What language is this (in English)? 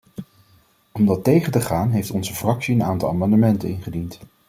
Dutch